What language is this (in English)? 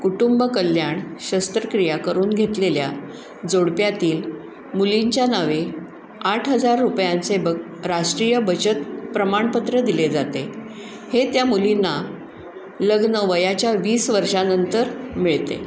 Marathi